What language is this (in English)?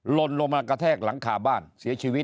Thai